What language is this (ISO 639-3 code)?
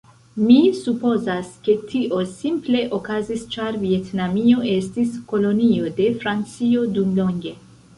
epo